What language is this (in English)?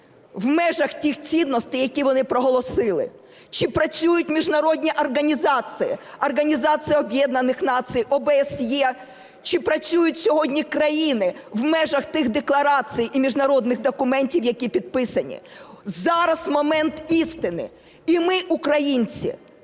Ukrainian